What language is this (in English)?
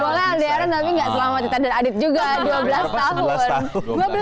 Indonesian